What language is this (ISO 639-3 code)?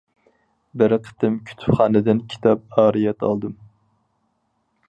uig